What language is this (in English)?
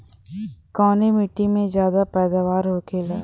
Bhojpuri